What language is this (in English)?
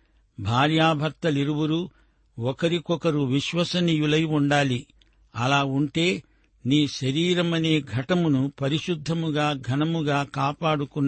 Telugu